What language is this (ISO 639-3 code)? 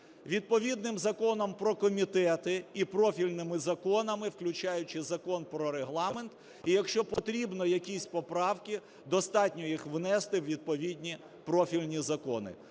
ukr